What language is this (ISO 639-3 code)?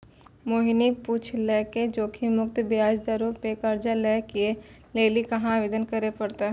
mai